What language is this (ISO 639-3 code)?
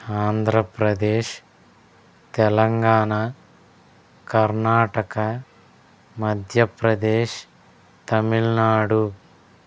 tel